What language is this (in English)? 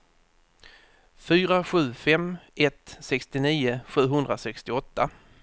Swedish